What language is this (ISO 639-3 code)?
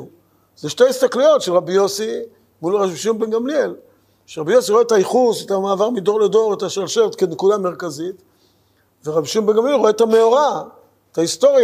heb